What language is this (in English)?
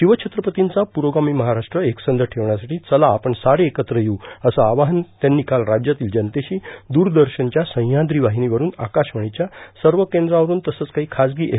Marathi